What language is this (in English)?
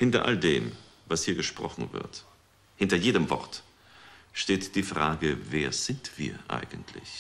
German